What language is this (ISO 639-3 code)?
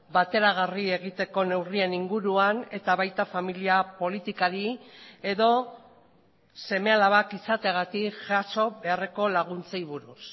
eus